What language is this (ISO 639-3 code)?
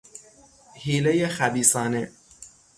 fas